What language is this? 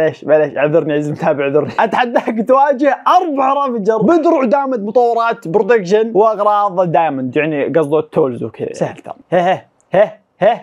Arabic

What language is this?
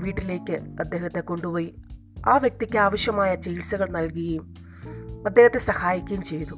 Malayalam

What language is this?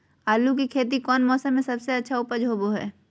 Magahi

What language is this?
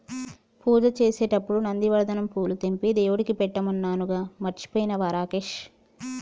Telugu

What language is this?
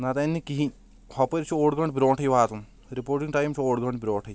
Kashmiri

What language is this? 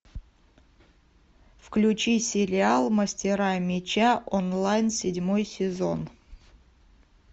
Russian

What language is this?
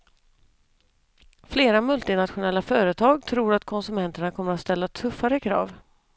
Swedish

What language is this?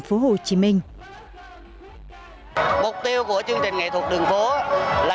Vietnamese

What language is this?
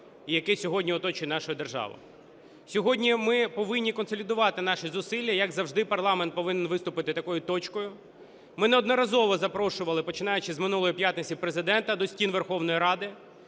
Ukrainian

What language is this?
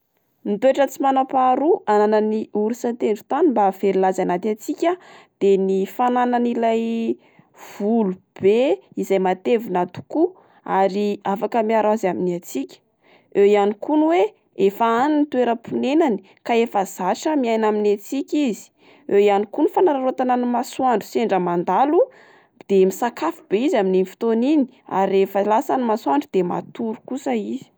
Malagasy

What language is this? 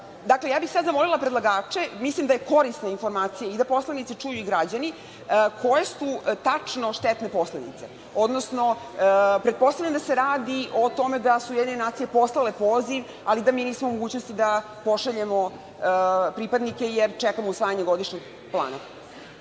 Serbian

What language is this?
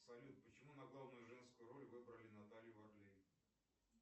Russian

